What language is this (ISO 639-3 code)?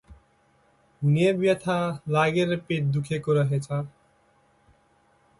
nep